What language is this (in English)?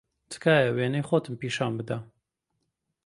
Central Kurdish